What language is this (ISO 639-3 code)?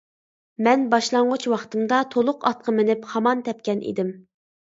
uig